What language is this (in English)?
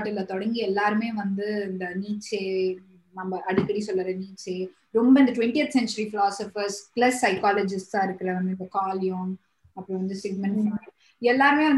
Tamil